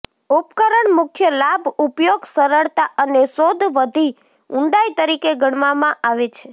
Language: Gujarati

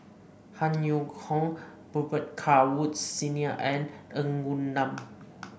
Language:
English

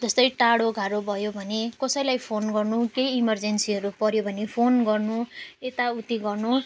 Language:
Nepali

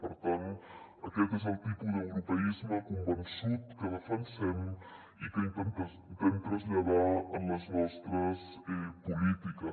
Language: Catalan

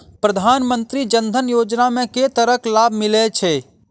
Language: Maithili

